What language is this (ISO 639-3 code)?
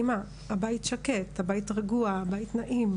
heb